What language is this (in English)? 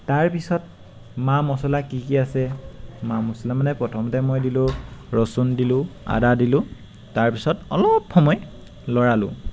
Assamese